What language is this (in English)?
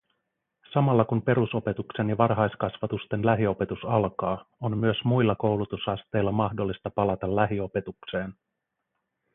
Finnish